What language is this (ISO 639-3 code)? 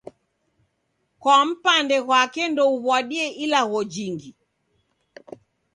dav